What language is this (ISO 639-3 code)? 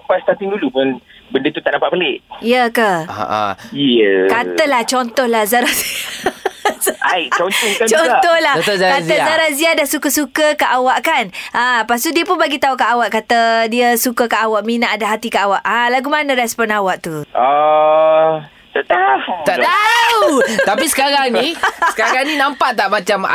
msa